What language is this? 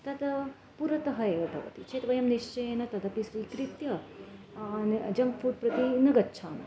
Sanskrit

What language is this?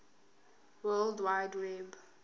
Zulu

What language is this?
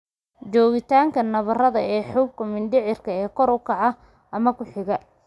Somali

